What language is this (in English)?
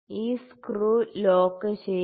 Malayalam